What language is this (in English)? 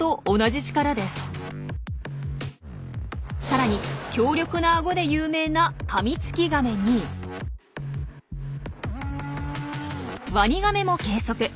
Japanese